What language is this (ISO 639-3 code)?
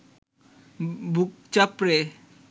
ben